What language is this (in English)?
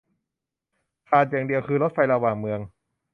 Thai